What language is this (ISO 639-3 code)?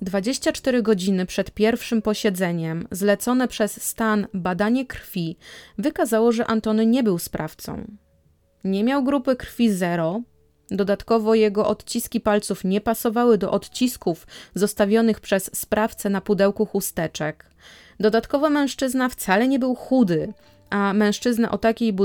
pol